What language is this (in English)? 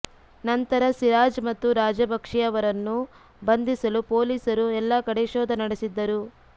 Kannada